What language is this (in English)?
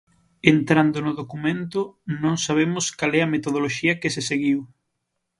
Galician